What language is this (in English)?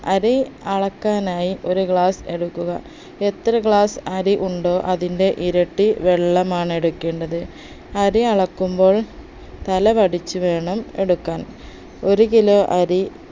Malayalam